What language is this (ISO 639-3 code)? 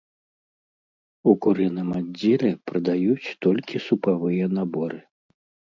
bel